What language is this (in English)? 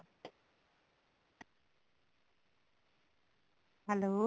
Punjabi